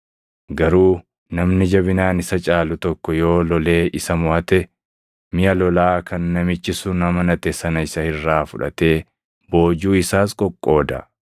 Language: Oromo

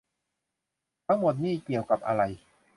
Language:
Thai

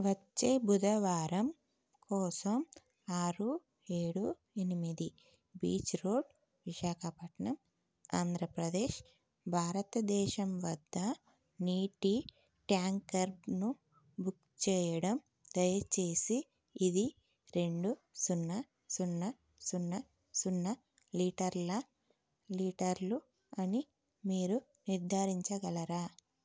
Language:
Telugu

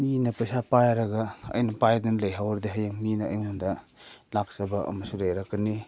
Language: Manipuri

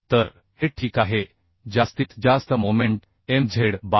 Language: Marathi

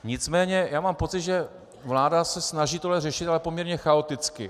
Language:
Czech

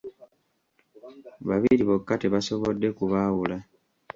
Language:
Ganda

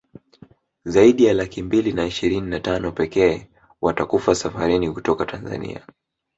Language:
Swahili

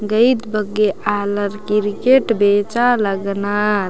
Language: Kurukh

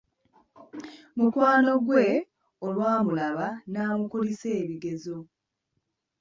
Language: Ganda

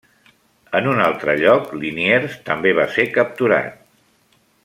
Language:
Catalan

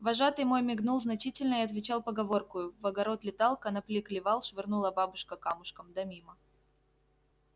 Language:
Russian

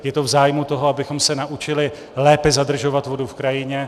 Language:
Czech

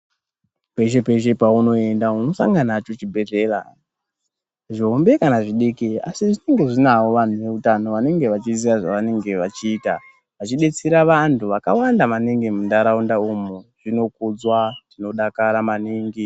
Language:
Ndau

